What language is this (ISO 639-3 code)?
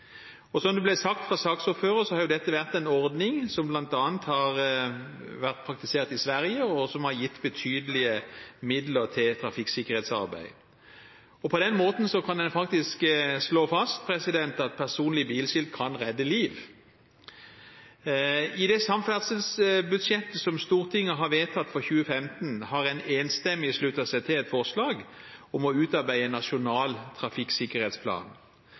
nob